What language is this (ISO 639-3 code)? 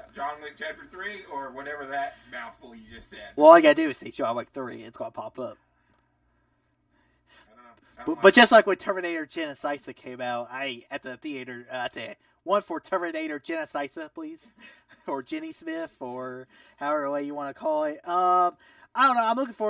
eng